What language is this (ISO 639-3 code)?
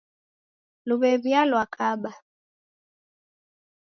dav